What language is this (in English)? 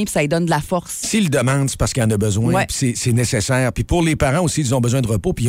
French